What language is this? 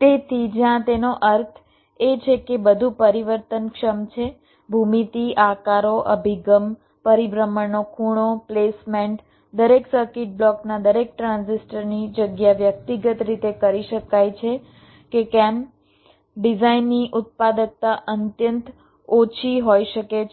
Gujarati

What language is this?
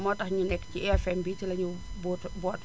Wolof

